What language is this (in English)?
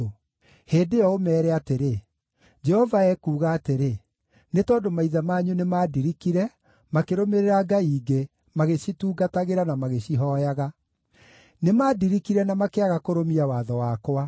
Kikuyu